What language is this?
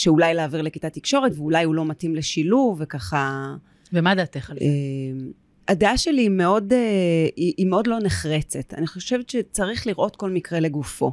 Hebrew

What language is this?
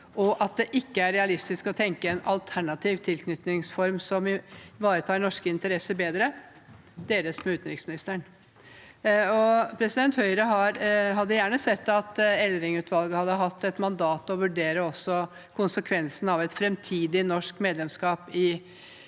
Norwegian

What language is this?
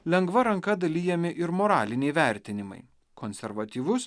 Lithuanian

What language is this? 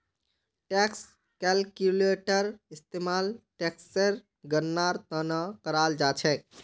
Magahi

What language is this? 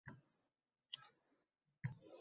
Uzbek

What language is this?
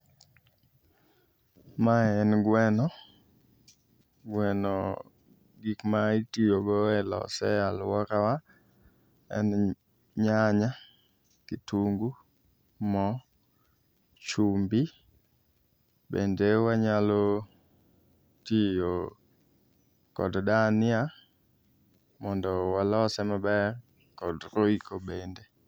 Luo (Kenya and Tanzania)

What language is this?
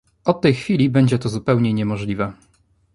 Polish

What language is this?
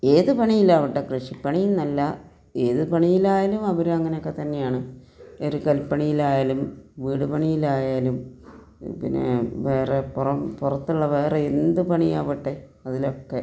Malayalam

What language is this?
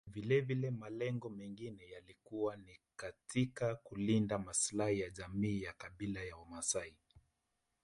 Swahili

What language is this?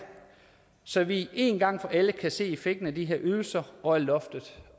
Danish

